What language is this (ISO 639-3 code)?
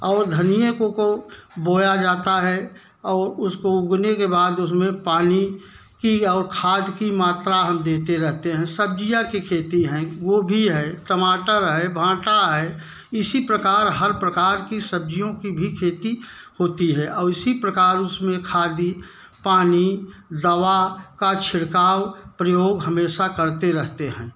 hin